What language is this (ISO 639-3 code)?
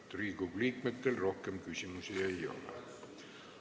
est